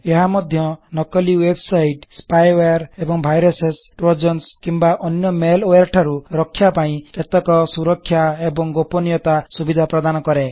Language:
Odia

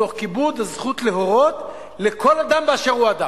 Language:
Hebrew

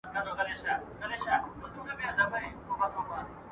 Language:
Pashto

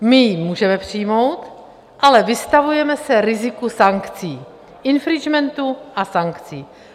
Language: Czech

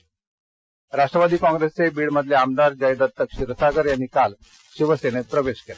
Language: Marathi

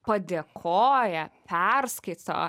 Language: Lithuanian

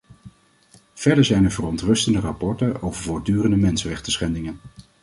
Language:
Dutch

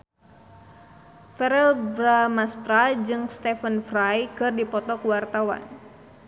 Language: Sundanese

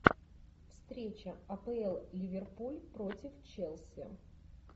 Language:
Russian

